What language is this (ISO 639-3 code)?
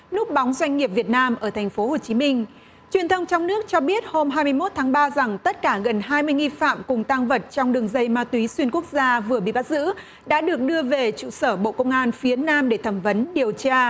vie